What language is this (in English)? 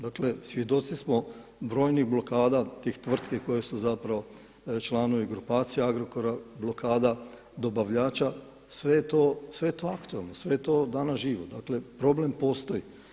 Croatian